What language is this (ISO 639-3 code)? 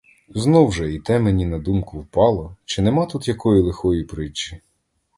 ukr